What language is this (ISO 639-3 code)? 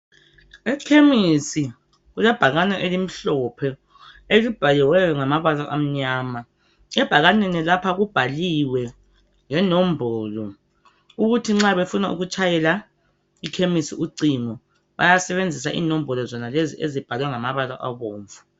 nde